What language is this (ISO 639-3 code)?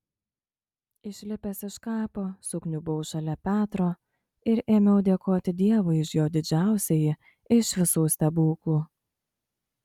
lit